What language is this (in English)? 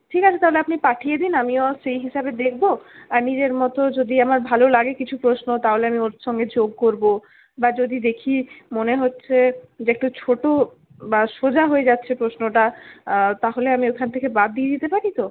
Bangla